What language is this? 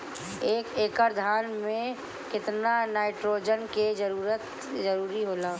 Bhojpuri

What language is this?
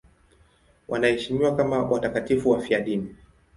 Swahili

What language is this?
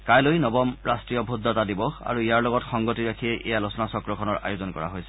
Assamese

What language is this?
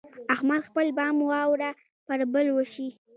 Pashto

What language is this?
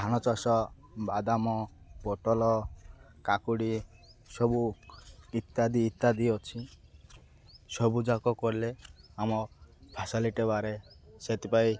Odia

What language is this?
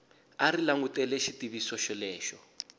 Tsonga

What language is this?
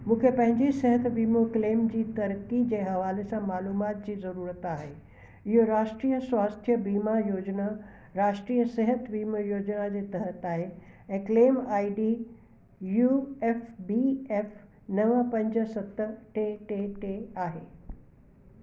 Sindhi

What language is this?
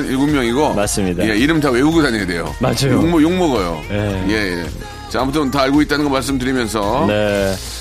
Korean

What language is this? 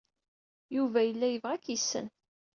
Kabyle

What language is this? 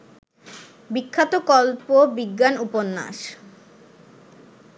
Bangla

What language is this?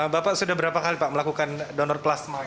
Indonesian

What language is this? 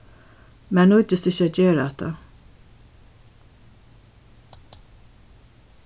Faroese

